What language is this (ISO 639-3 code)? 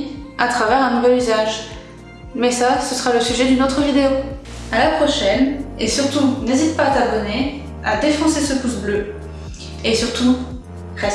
fra